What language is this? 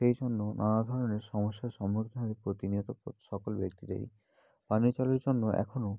Bangla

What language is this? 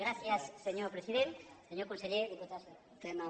Catalan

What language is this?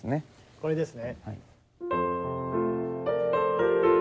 Japanese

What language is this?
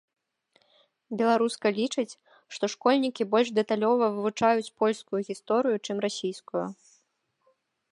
Belarusian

